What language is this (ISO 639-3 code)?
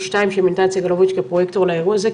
heb